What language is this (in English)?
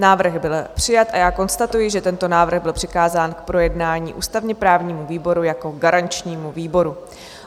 Czech